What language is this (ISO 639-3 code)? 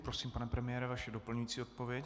ces